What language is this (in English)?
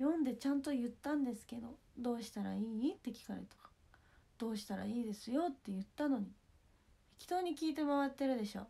Japanese